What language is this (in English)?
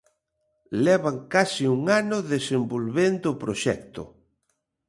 Galician